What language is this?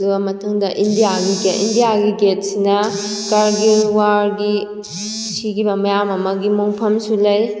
Manipuri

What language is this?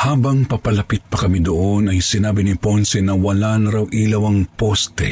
Filipino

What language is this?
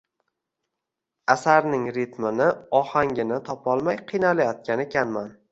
Uzbek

